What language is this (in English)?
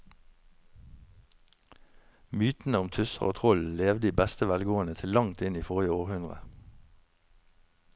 Norwegian